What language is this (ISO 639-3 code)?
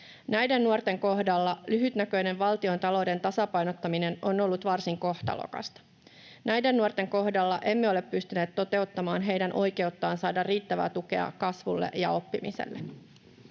fin